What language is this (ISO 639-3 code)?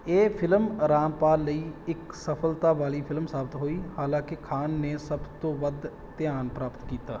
pan